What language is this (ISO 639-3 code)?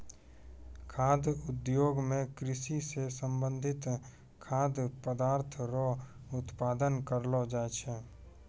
mai